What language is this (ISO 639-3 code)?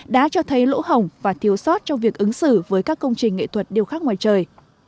vie